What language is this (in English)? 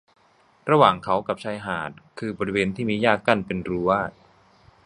Thai